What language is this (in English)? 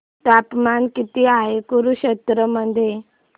Marathi